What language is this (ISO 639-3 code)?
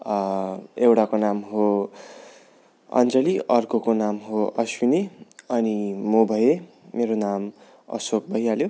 nep